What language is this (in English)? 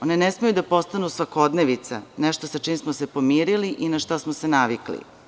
Serbian